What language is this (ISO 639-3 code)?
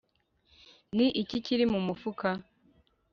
kin